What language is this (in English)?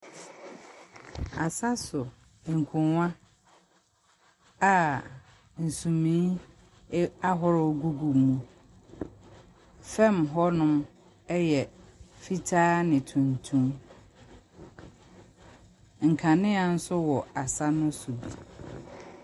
Akan